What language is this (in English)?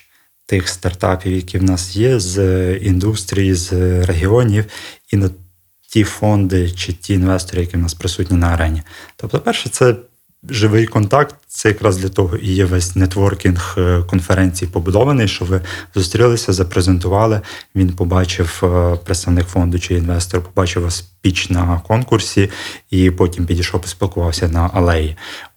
Ukrainian